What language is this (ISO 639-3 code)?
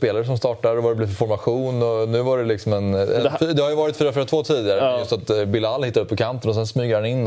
swe